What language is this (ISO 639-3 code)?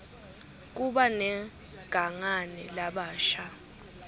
ssw